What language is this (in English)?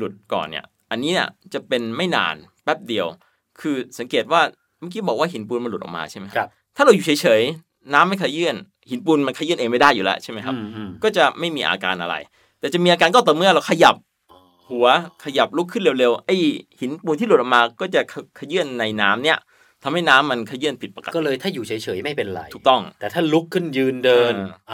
Thai